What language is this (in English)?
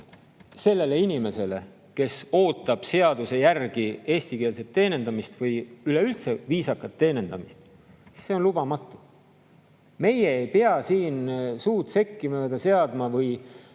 Estonian